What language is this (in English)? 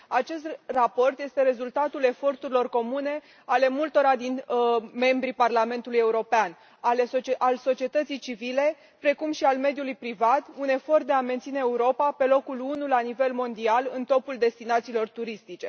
Romanian